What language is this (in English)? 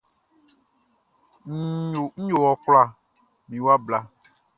Baoulé